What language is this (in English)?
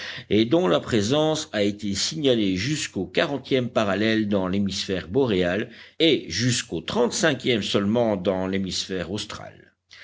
French